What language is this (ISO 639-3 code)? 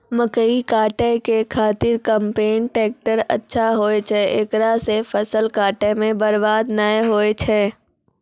mai